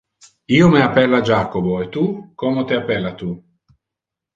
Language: Interlingua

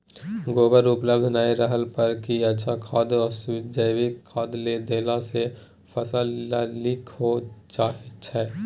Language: Maithili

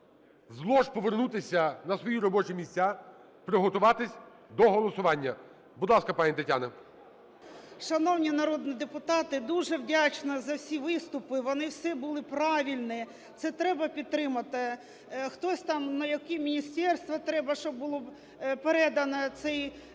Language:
Ukrainian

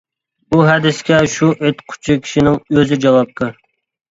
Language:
Uyghur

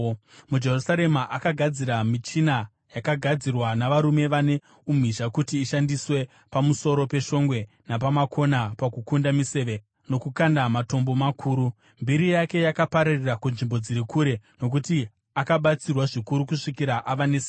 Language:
Shona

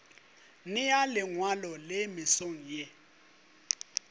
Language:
Northern Sotho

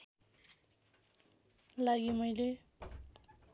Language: Nepali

